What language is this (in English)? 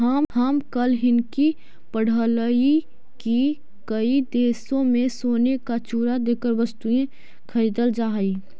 Magahi